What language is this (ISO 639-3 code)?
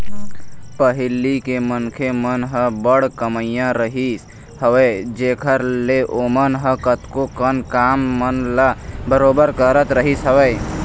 hne